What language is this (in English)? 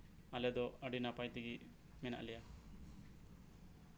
Santali